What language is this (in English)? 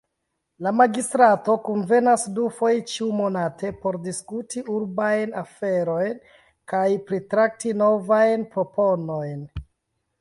Esperanto